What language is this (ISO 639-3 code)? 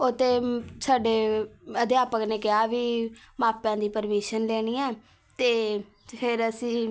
pan